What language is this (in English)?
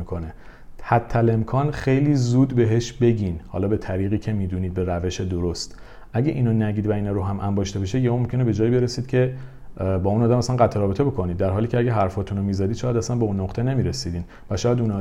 Persian